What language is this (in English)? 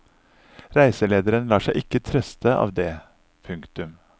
Norwegian